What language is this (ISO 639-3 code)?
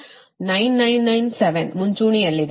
kan